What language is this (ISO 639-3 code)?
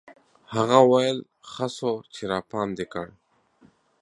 pus